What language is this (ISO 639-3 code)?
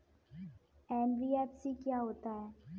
hin